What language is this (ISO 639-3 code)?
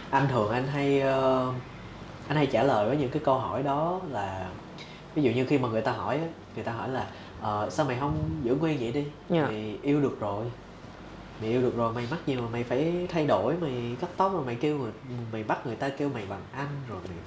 vie